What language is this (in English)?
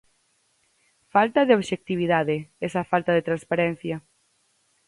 Galician